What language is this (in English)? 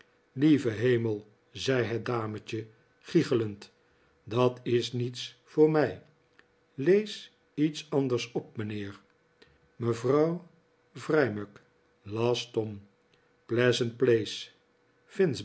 Dutch